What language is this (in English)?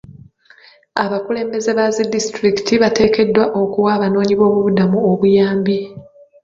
Ganda